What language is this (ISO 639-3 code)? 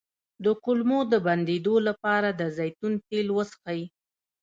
pus